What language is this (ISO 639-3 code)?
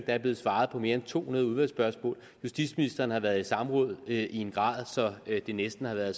dan